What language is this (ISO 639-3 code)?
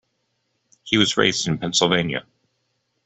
eng